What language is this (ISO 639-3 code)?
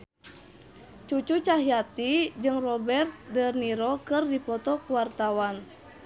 sun